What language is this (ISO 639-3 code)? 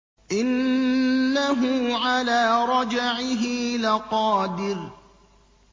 ara